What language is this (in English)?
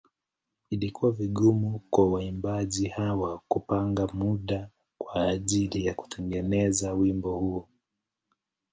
Swahili